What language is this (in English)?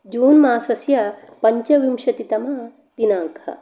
Sanskrit